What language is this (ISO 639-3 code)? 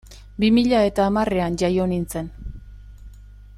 eus